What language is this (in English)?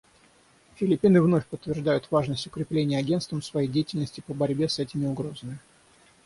Russian